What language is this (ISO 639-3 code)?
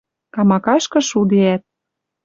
mrj